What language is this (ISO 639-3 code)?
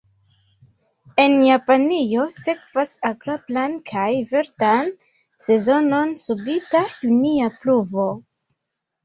epo